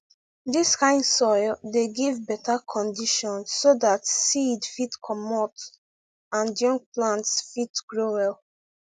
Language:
Nigerian Pidgin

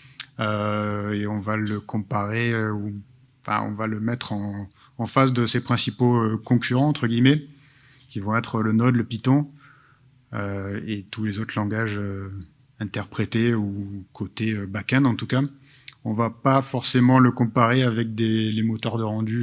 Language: French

